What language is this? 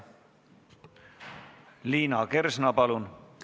Estonian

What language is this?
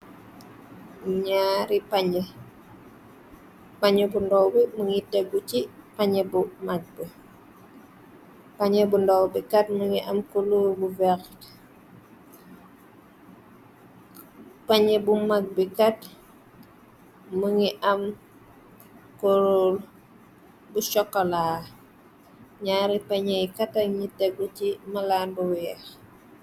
Wolof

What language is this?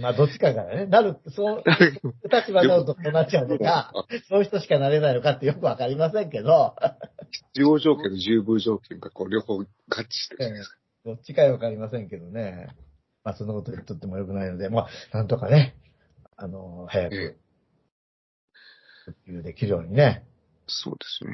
Japanese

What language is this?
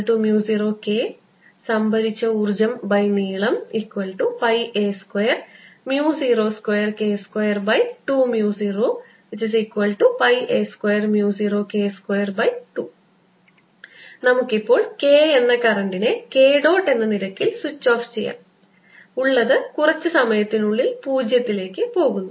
Malayalam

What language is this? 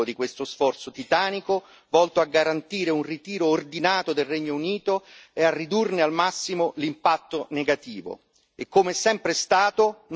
Italian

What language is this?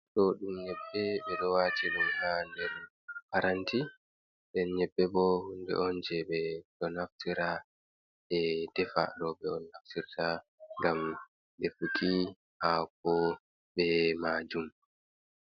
Fula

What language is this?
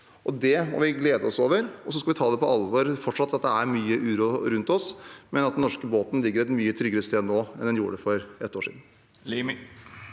Norwegian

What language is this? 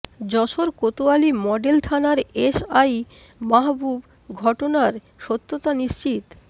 Bangla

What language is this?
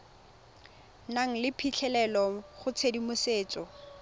Tswana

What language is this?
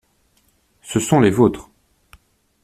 French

